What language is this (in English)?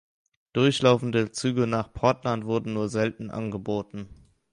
German